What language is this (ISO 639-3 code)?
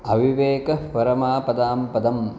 san